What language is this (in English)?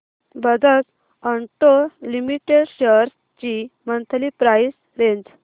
Marathi